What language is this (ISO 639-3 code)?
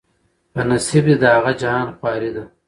pus